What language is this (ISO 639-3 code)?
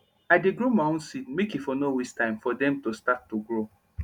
pcm